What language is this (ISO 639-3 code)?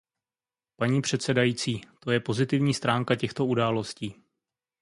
ces